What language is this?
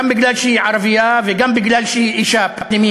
Hebrew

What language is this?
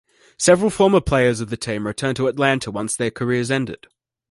English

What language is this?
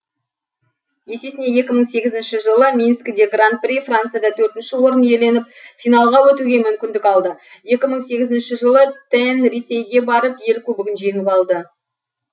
Kazakh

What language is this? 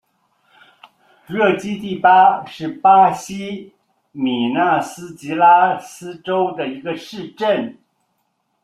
Chinese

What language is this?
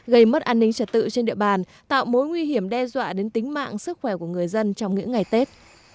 Vietnamese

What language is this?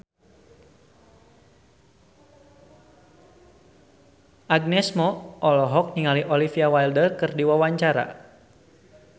Sundanese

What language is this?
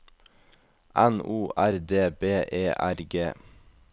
Norwegian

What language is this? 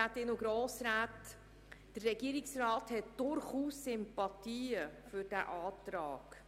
Swiss German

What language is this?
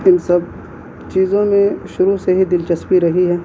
Urdu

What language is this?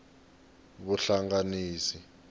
Tsonga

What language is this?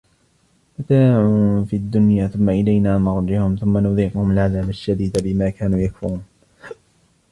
Arabic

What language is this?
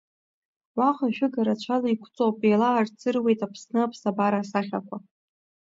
Abkhazian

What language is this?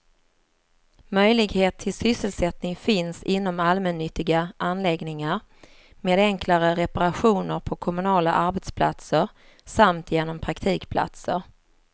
Swedish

